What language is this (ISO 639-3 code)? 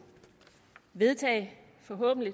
dan